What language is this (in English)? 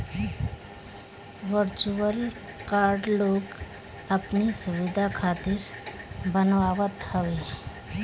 Bhojpuri